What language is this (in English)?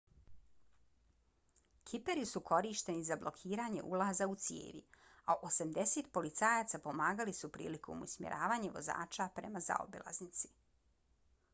Bosnian